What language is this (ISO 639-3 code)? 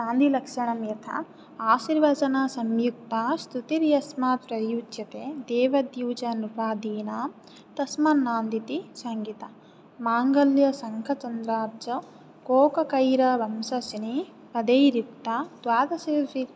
san